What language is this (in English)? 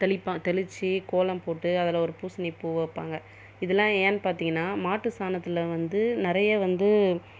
Tamil